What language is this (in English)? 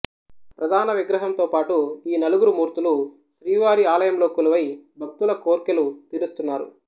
Telugu